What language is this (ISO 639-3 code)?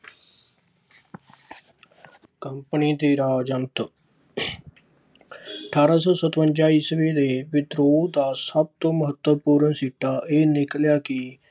pan